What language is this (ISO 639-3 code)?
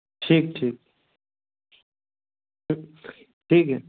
hin